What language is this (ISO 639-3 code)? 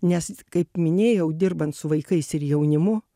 lit